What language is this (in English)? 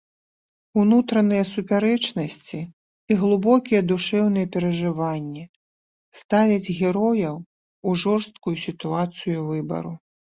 Belarusian